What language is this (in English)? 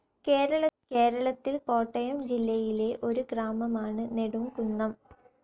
Malayalam